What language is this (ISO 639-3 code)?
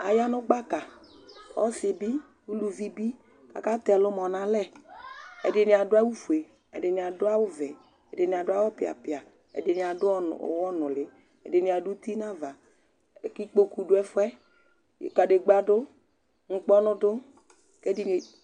kpo